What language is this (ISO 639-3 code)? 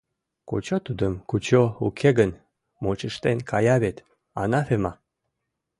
chm